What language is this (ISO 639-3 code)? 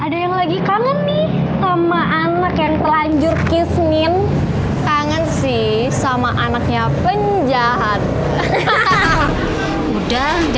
ind